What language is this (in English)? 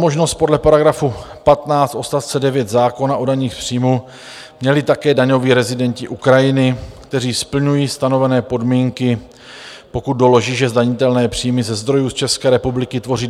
Czech